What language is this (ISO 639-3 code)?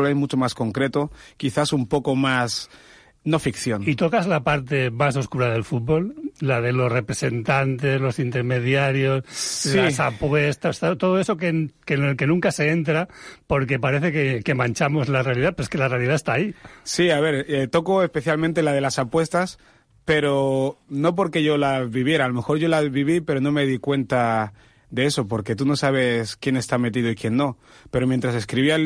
spa